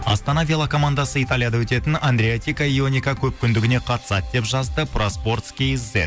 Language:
Kazakh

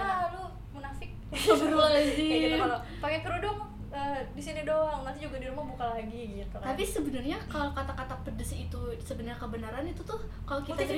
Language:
Indonesian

